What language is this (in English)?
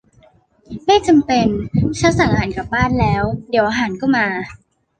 Thai